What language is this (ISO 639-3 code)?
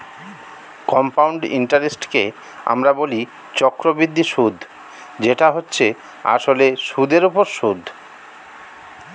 ben